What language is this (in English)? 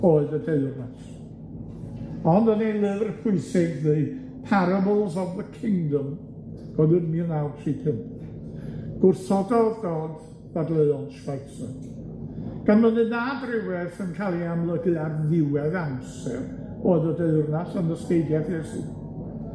Welsh